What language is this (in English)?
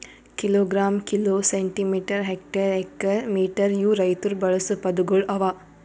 Kannada